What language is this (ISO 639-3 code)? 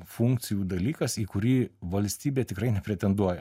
lit